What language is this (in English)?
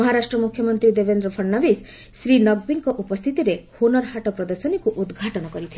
Odia